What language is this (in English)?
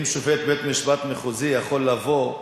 Hebrew